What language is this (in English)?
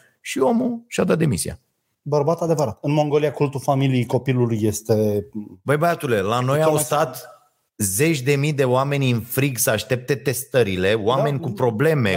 Romanian